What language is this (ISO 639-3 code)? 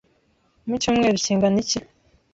kin